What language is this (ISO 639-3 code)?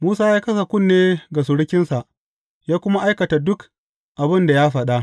hau